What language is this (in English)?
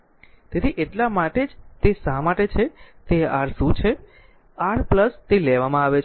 Gujarati